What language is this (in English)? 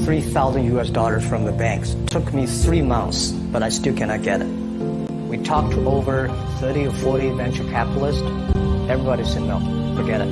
English